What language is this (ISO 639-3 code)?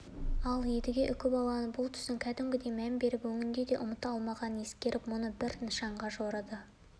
kaz